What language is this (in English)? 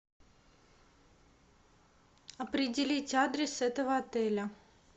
Russian